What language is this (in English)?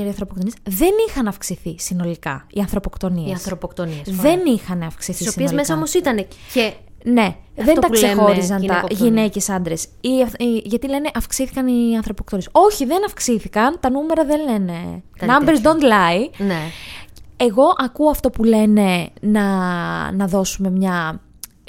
Greek